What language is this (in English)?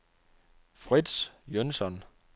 Danish